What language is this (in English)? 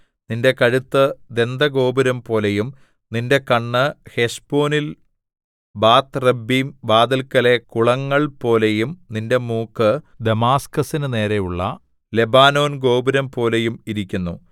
Malayalam